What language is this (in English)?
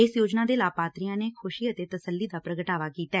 Punjabi